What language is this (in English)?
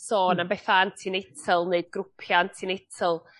Welsh